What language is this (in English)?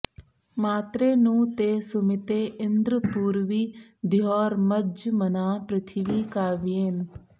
Sanskrit